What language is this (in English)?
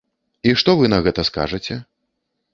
Belarusian